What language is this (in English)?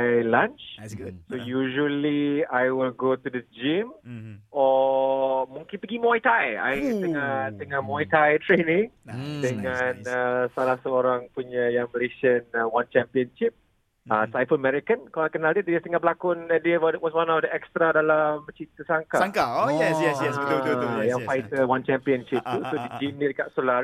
Malay